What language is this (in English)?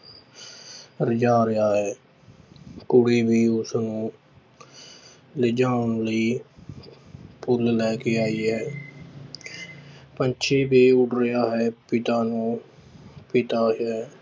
Punjabi